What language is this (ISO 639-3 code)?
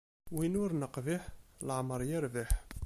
kab